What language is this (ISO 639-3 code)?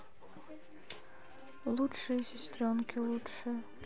rus